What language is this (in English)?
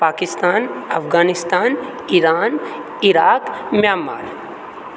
Maithili